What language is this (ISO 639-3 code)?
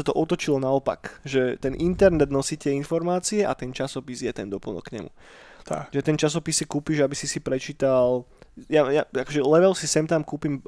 slk